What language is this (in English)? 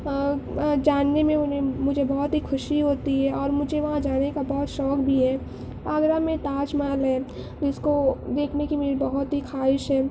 Urdu